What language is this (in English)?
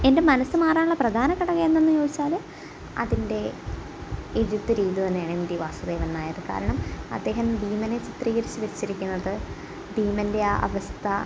Malayalam